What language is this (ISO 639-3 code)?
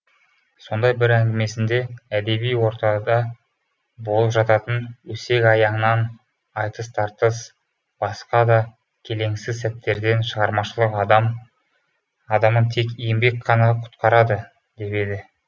kaz